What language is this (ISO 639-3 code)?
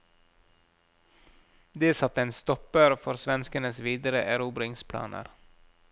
nor